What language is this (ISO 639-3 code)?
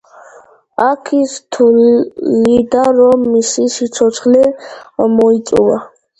kat